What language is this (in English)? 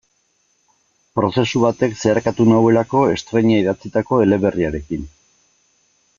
Basque